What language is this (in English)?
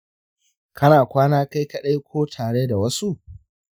Hausa